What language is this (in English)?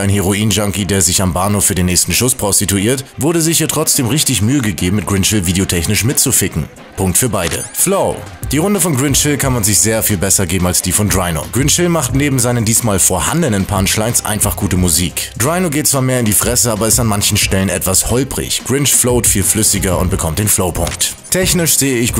German